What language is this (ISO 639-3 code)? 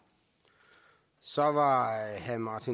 dan